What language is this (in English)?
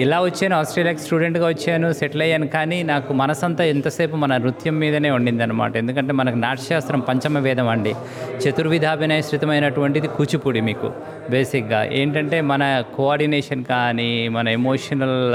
Telugu